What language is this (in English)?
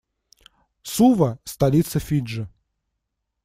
Russian